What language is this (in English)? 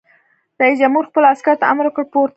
Pashto